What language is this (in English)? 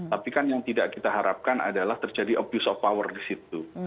Indonesian